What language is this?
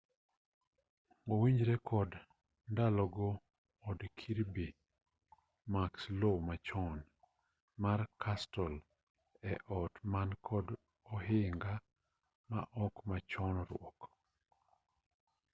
Luo (Kenya and Tanzania)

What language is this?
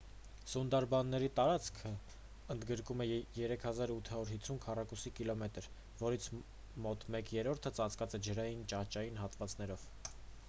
Armenian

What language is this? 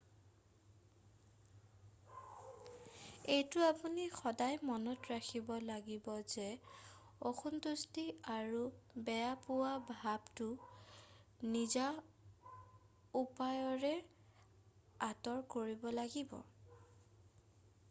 Assamese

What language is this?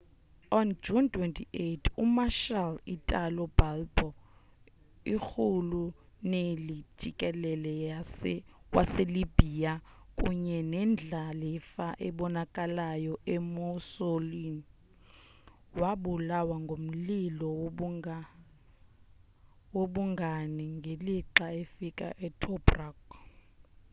Xhosa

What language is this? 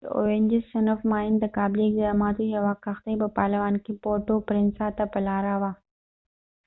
Pashto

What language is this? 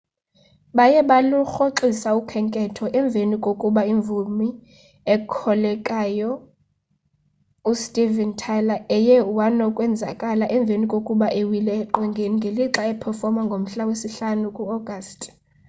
Xhosa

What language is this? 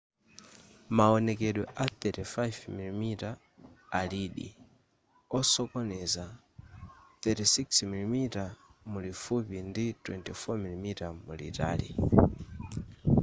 Nyanja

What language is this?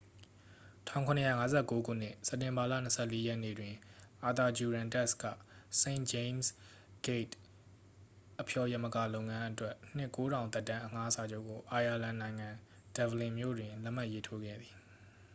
Burmese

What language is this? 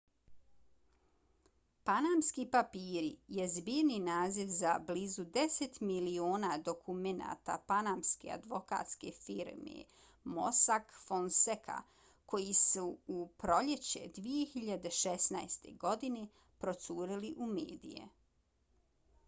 Bosnian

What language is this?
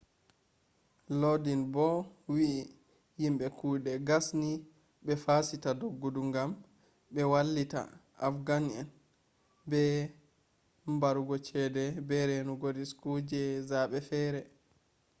Fula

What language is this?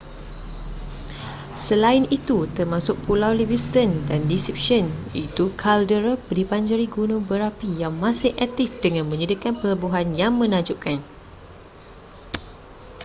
Malay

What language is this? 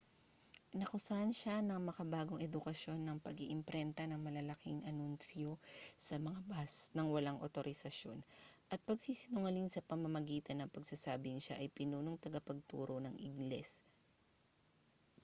Filipino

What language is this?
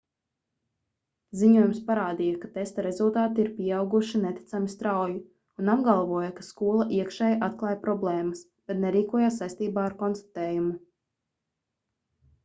Latvian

